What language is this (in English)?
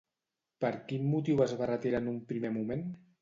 Catalan